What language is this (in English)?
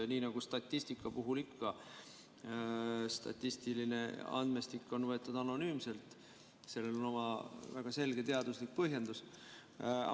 Estonian